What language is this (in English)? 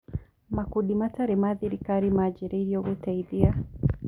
Kikuyu